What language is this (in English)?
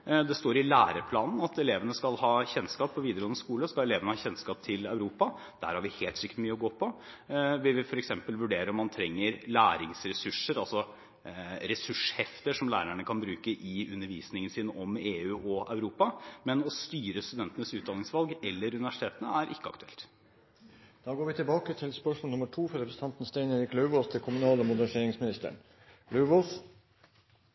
Norwegian